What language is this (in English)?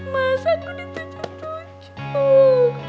Indonesian